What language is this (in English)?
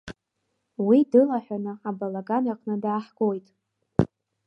Abkhazian